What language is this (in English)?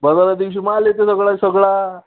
Marathi